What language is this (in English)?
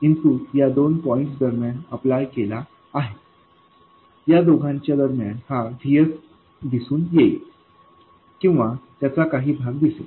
Marathi